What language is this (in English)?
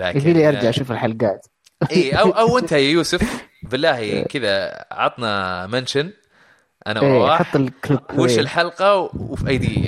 Arabic